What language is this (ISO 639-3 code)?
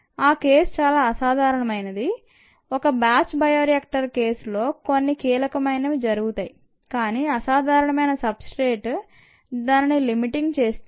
tel